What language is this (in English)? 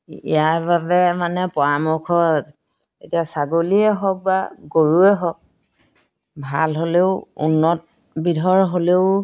Assamese